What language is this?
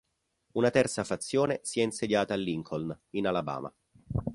Italian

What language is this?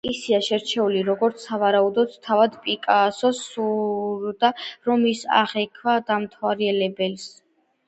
Georgian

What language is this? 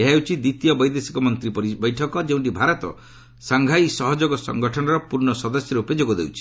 Odia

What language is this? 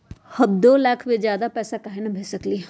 Magahi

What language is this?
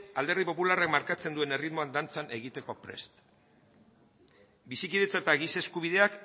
Basque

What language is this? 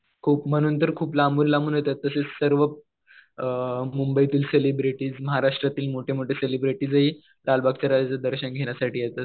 Marathi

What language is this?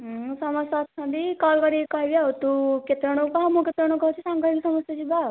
Odia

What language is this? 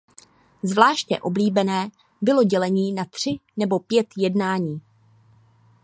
Czech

